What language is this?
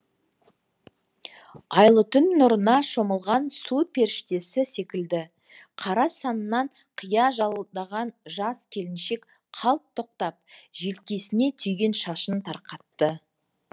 Kazakh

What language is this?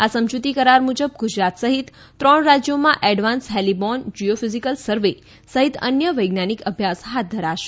Gujarati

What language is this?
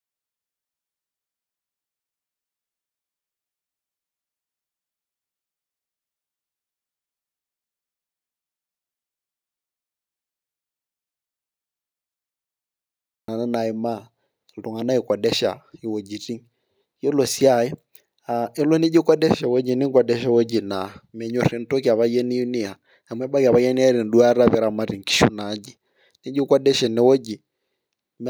Masai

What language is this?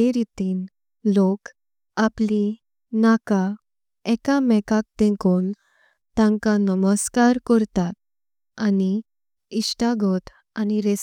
Konkani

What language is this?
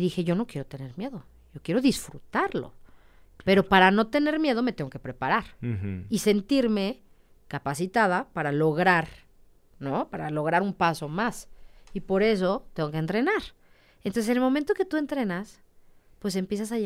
Spanish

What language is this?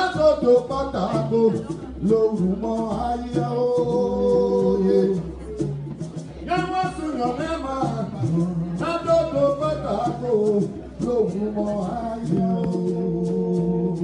French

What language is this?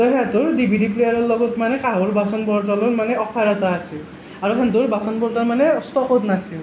Assamese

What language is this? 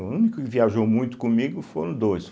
Portuguese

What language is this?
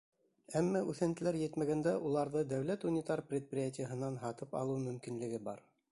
Bashkir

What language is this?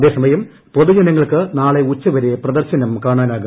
Malayalam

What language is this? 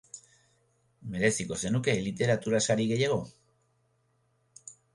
Basque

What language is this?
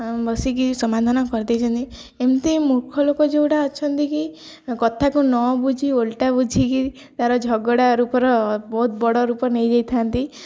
Odia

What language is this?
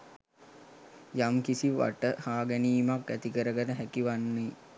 Sinhala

